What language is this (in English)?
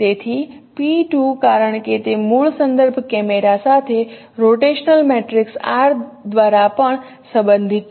Gujarati